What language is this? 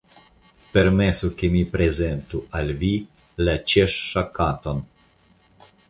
Esperanto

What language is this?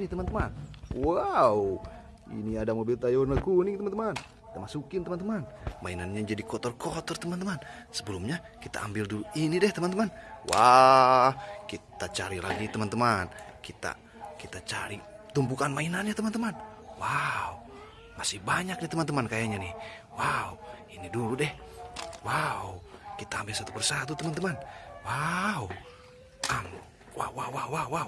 Indonesian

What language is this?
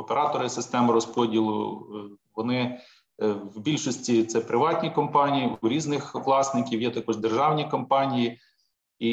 Ukrainian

